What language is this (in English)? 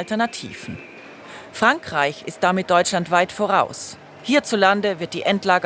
German